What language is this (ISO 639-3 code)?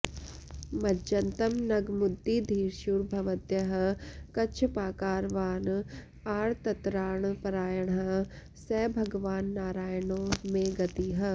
san